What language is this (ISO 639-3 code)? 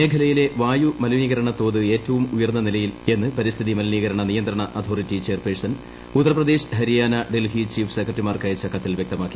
mal